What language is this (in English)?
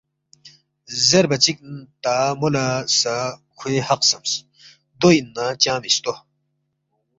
Balti